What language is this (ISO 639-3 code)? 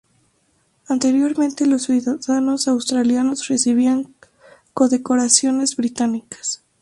spa